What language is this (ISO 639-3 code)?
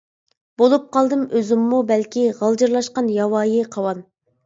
uig